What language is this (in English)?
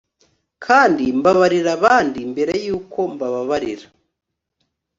Kinyarwanda